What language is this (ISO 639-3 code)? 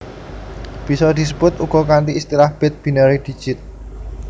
jav